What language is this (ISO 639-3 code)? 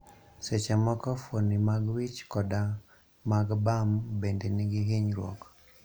luo